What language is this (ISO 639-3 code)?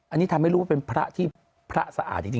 tha